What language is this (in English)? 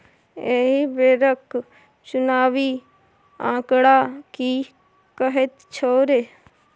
Maithili